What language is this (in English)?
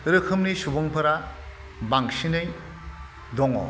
Bodo